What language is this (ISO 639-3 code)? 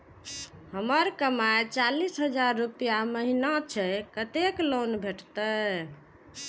mai